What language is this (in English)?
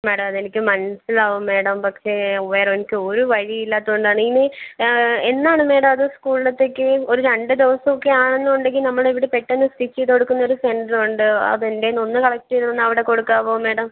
Malayalam